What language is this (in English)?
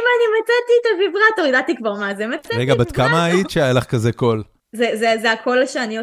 Hebrew